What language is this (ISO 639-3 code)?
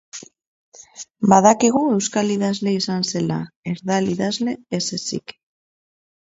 eus